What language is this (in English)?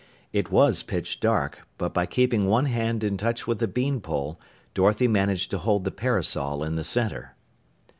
English